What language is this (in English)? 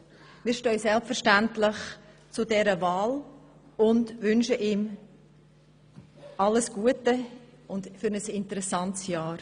Swiss German